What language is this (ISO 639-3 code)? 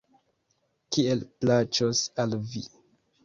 epo